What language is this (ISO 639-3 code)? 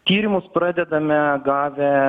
lit